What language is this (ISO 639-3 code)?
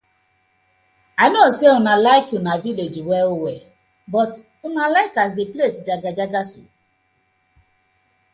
pcm